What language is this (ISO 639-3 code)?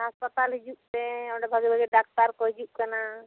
sat